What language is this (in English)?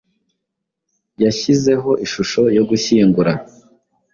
Kinyarwanda